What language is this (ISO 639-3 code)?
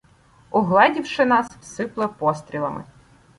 ukr